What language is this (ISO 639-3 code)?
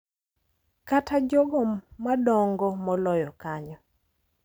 luo